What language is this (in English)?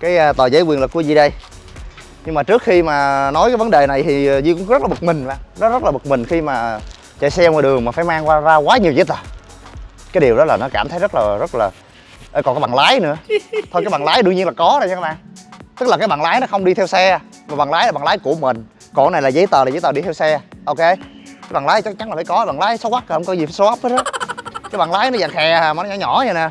Vietnamese